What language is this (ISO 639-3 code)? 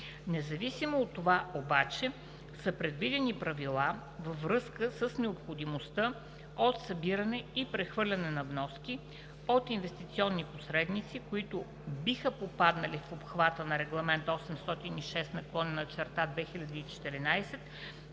bul